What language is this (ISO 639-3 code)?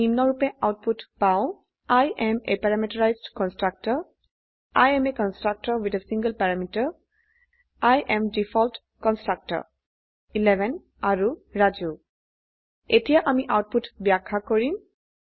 asm